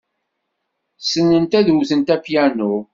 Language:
Kabyle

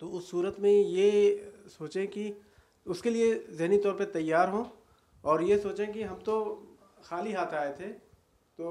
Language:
Urdu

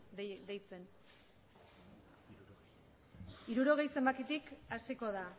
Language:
Basque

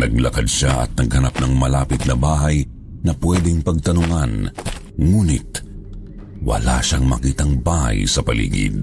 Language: Filipino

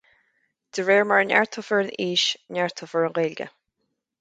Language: Irish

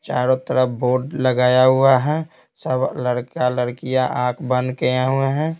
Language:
Hindi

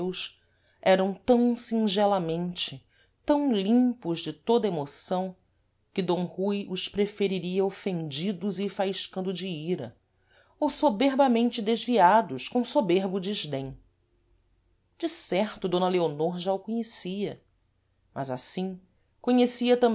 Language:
Portuguese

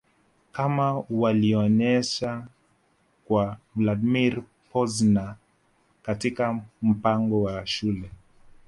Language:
Swahili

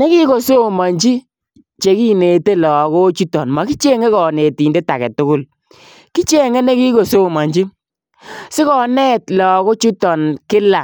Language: Kalenjin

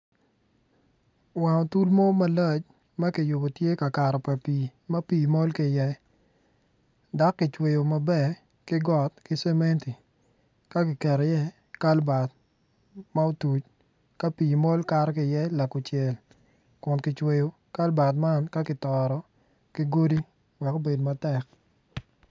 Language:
Acoli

